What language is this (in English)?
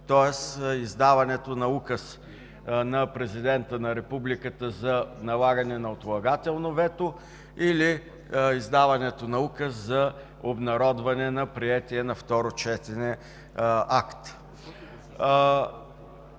Bulgarian